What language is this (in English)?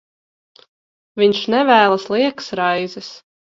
Latvian